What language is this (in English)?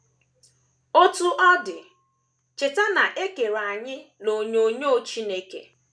Igbo